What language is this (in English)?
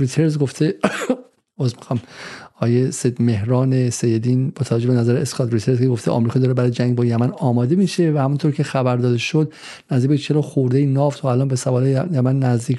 Persian